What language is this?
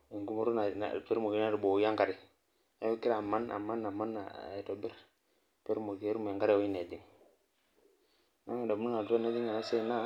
Masai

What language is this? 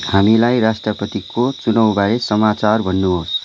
Nepali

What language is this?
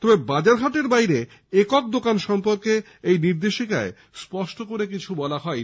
Bangla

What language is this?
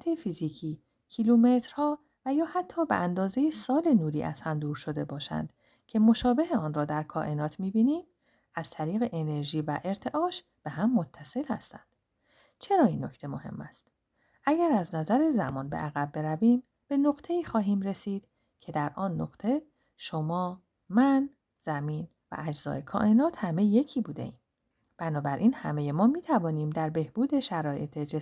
Persian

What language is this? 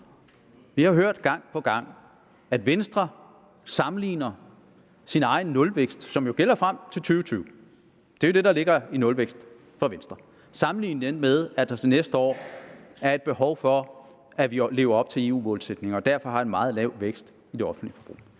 Danish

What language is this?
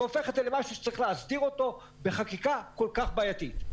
Hebrew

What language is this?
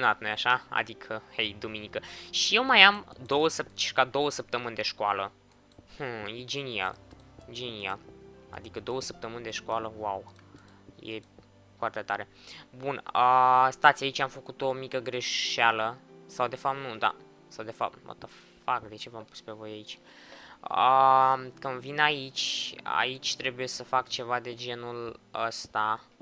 Romanian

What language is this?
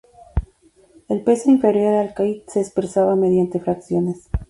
Spanish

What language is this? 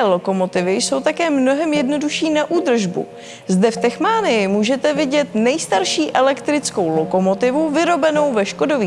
Czech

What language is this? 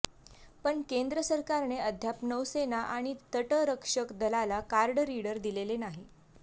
Marathi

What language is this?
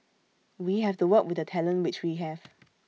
English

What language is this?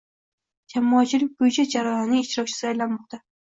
Uzbek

